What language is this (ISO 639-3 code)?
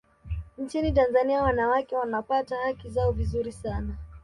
swa